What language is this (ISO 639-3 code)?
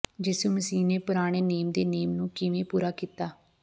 pan